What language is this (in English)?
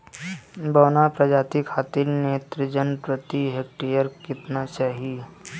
Bhojpuri